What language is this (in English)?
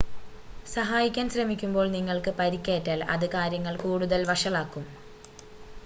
Malayalam